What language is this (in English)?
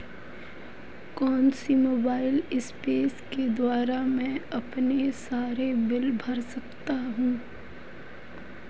Hindi